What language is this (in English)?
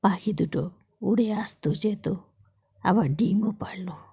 Bangla